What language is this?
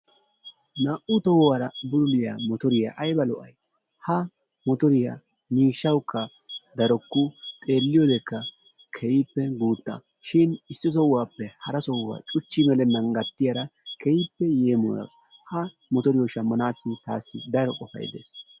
Wolaytta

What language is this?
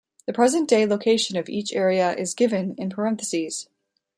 English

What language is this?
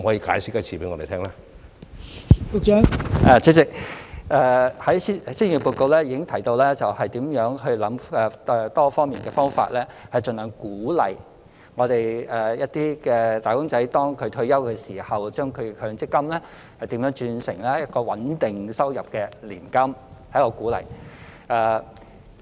Cantonese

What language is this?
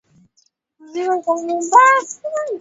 Swahili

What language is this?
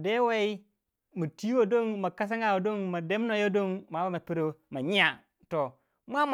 Waja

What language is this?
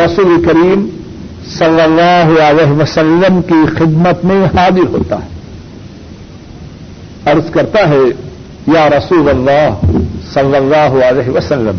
Urdu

